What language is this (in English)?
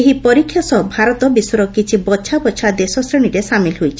Odia